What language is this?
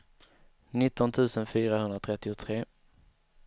Swedish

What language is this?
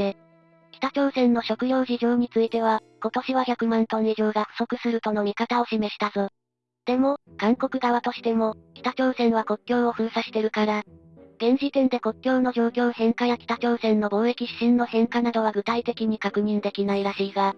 Japanese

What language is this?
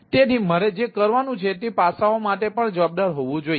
Gujarati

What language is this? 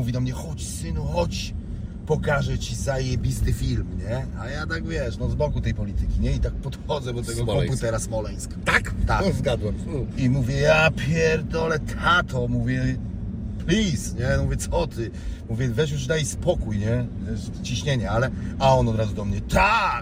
Polish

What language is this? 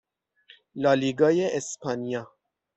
Persian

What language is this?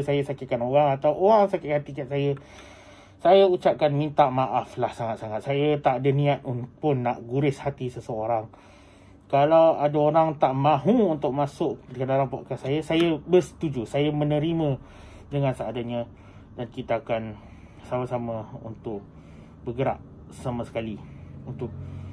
Malay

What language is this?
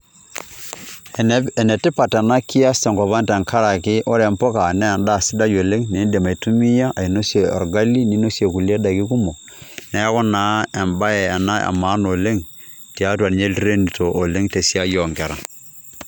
Masai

